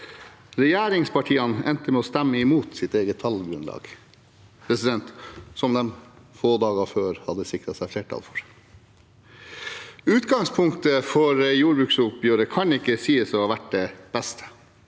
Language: Norwegian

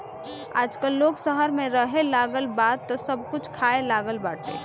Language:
Bhojpuri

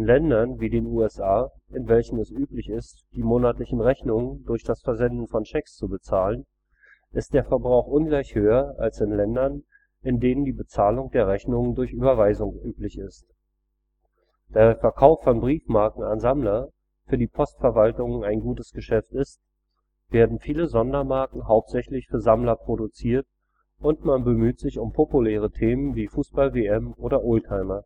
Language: German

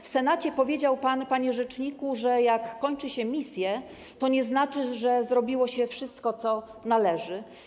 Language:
Polish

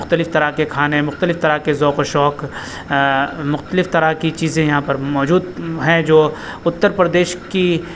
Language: Urdu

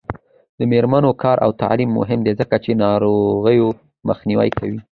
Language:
Pashto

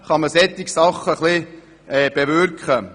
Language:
Swiss German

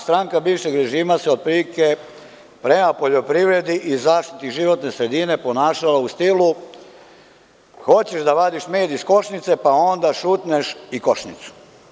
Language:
Serbian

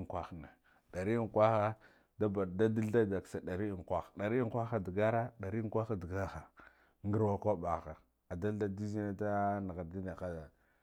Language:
Guduf-Gava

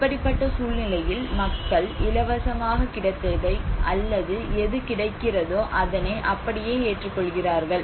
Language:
Tamil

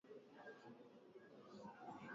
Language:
Swahili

